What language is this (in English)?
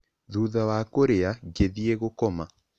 Kikuyu